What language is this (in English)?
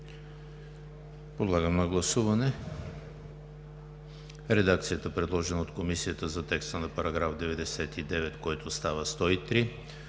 Bulgarian